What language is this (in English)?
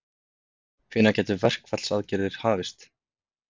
Icelandic